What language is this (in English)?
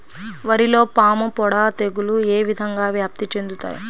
Telugu